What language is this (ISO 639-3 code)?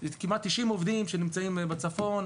heb